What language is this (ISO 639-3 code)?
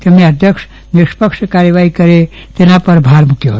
guj